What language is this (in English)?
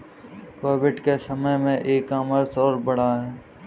Hindi